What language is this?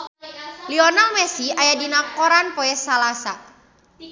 Sundanese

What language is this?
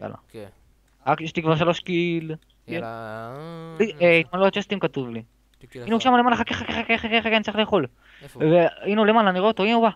Hebrew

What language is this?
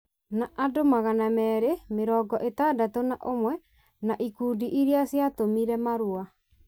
Kikuyu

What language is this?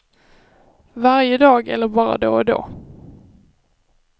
Swedish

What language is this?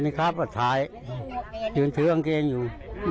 Thai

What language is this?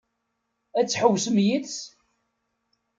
Kabyle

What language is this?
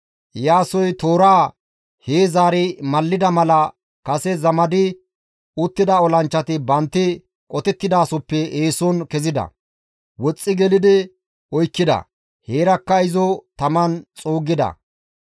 Gamo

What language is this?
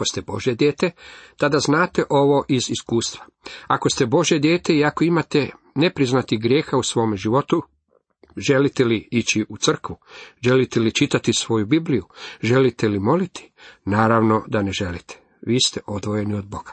Croatian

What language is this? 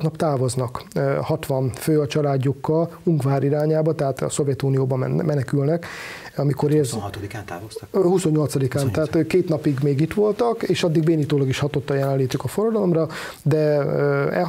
Hungarian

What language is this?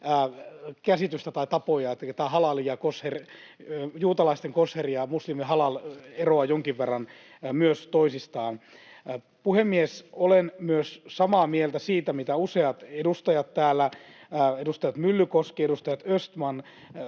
Finnish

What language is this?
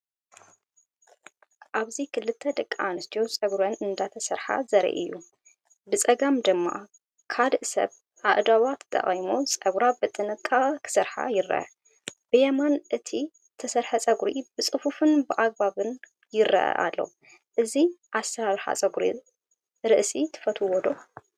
Tigrinya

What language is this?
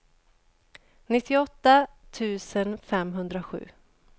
Swedish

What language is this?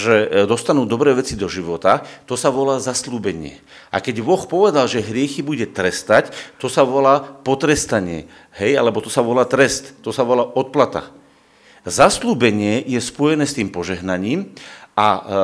Slovak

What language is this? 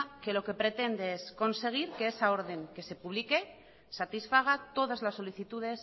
Spanish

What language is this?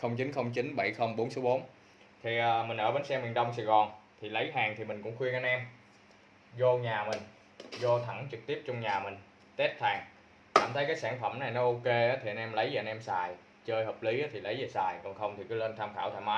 Vietnamese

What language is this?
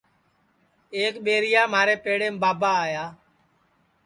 Sansi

